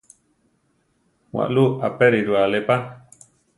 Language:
Central Tarahumara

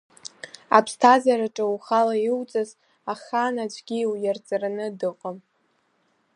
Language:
Abkhazian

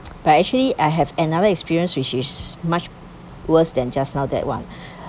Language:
English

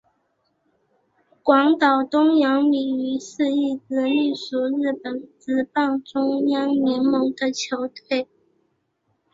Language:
Chinese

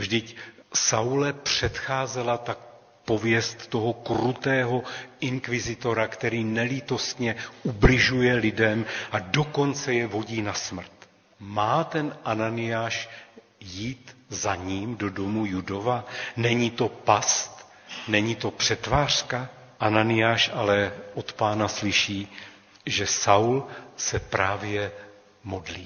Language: Czech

